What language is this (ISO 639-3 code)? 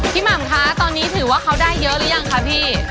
tha